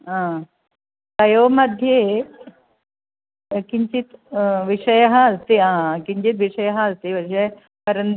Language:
Sanskrit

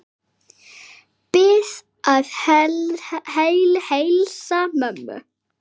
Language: Icelandic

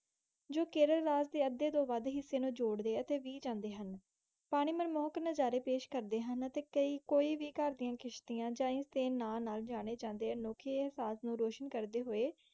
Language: Punjabi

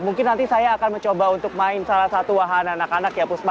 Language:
Indonesian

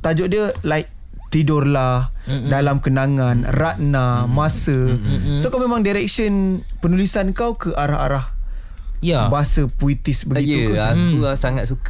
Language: Malay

